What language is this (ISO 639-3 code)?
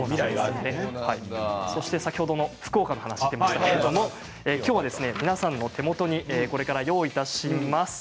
jpn